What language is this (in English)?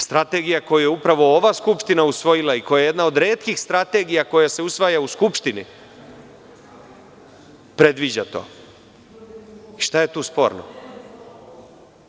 Serbian